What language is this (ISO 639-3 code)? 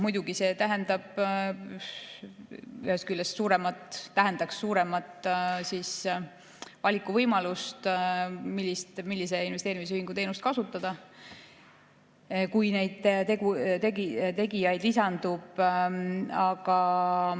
est